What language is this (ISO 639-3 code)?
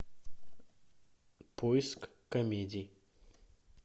rus